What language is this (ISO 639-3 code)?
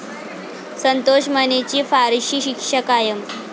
mar